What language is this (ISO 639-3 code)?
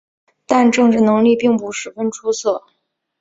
zho